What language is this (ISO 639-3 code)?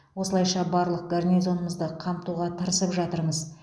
kaz